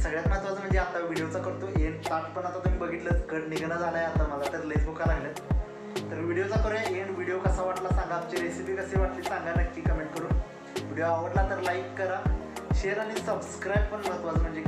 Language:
Romanian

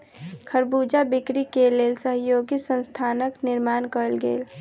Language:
Maithili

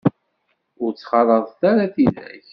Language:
Kabyle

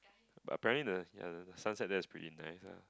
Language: English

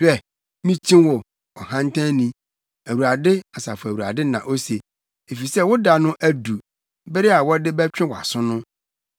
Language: Akan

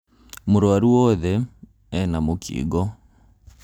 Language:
Kikuyu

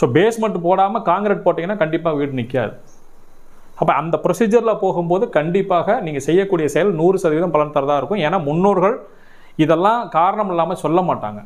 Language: Tamil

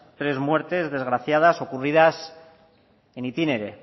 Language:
Spanish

